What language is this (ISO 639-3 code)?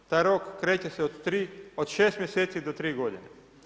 hrv